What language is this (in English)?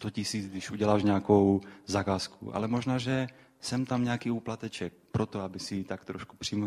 Czech